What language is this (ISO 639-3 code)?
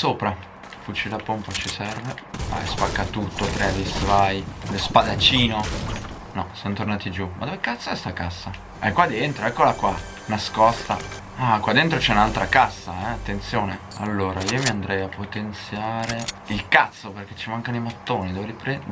ita